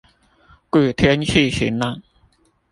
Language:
Chinese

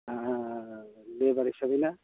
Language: Bodo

